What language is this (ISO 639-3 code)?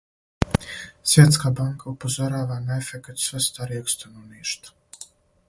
srp